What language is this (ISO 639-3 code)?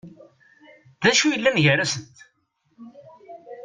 kab